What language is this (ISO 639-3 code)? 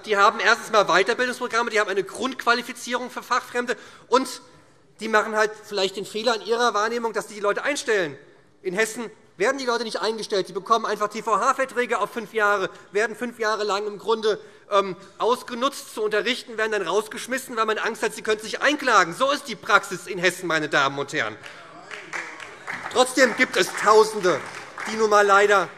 deu